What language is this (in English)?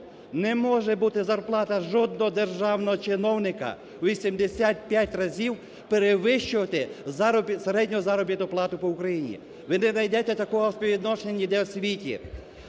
Ukrainian